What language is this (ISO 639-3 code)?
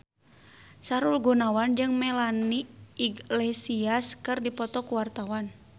sun